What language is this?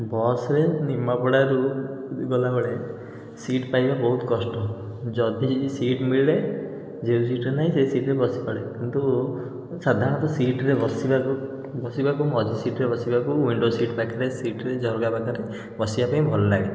Odia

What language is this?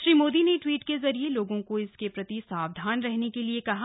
Hindi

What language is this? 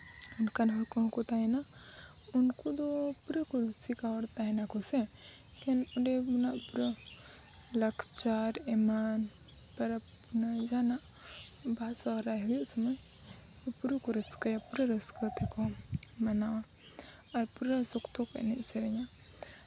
Santali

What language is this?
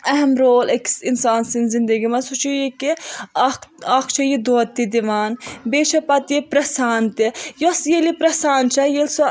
Kashmiri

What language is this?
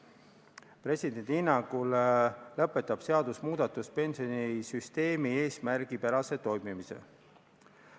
Estonian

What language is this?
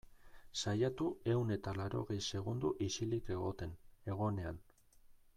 Basque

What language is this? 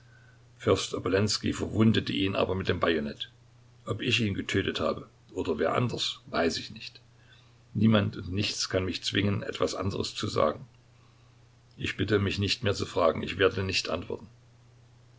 German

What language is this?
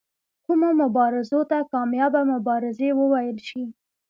Pashto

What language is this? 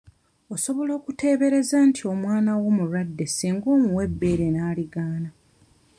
Ganda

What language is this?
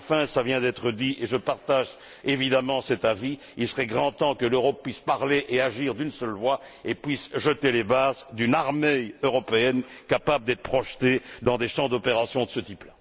French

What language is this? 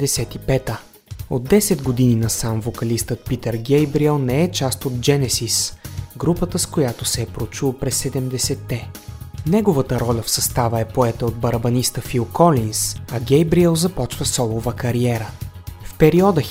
Bulgarian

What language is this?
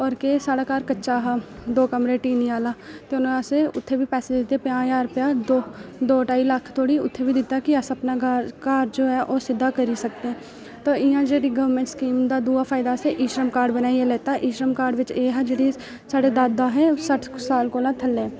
Dogri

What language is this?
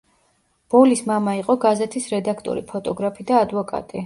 Georgian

